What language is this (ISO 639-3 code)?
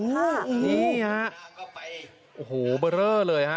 tha